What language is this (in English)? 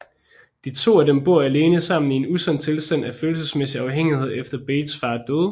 Danish